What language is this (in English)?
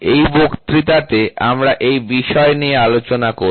Bangla